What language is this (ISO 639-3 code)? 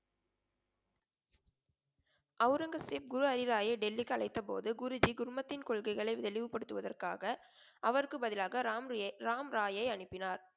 tam